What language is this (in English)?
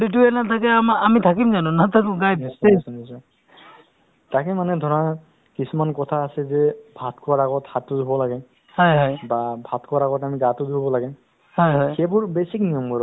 Assamese